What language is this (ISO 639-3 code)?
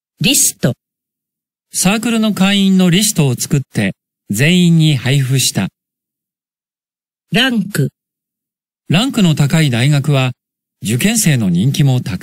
jpn